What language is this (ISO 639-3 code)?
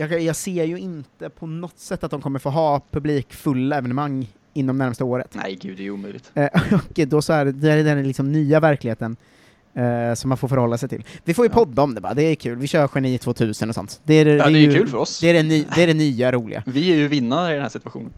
swe